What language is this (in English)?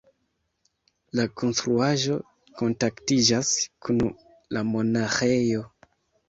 Esperanto